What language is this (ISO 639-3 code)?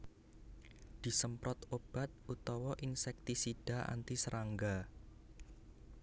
jav